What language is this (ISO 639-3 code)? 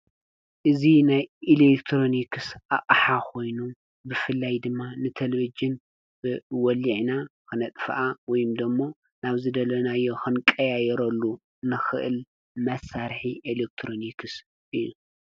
tir